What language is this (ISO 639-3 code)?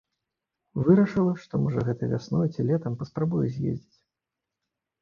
bel